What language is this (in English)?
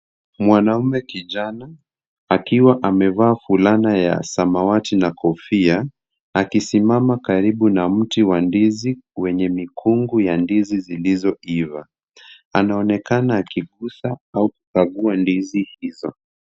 Swahili